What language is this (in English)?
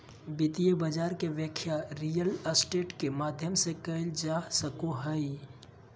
Magahi